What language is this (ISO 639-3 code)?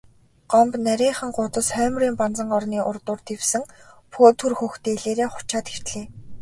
mon